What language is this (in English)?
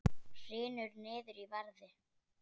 Icelandic